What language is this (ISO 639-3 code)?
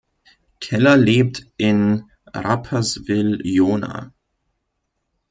deu